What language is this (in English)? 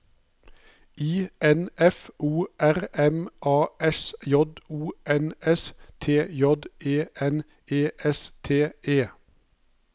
Norwegian